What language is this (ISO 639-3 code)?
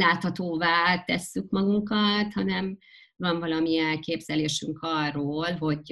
hun